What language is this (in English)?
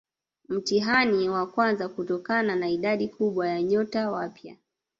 Swahili